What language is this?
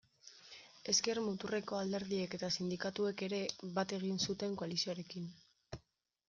Basque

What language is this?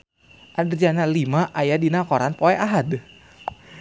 Sundanese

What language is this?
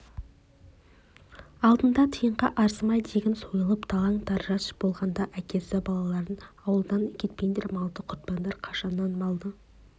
Kazakh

